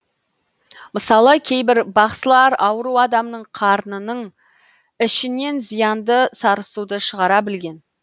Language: Kazakh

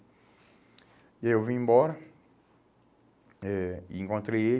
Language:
Portuguese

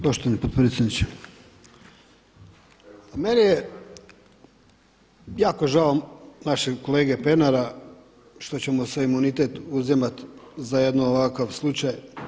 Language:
Croatian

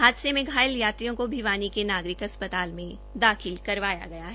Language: Hindi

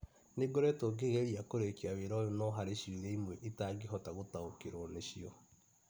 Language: Kikuyu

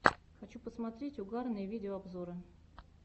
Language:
Russian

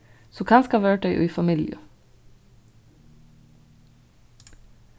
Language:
Faroese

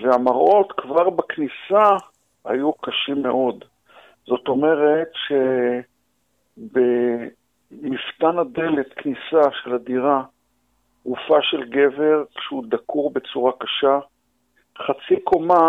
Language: Hebrew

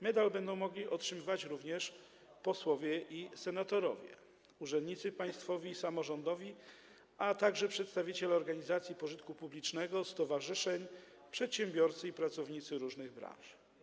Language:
Polish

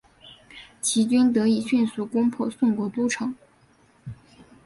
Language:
Chinese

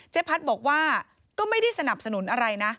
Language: Thai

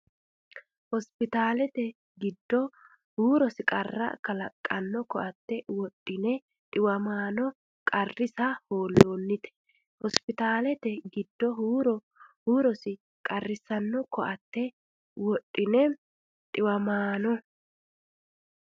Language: Sidamo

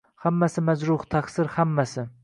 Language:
Uzbek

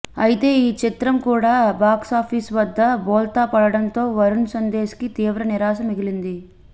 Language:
Telugu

